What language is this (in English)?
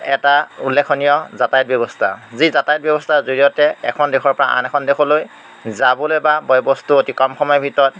Assamese